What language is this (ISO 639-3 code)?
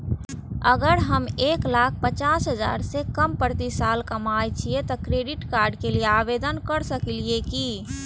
mai